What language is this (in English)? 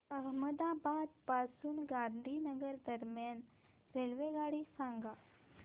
Marathi